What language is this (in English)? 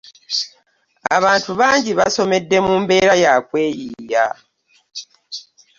Ganda